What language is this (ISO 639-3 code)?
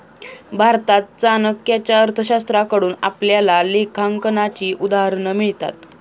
mar